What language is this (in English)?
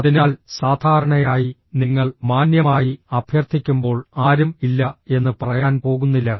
Malayalam